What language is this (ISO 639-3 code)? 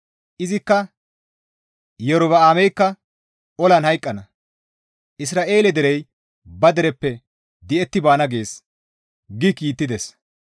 gmv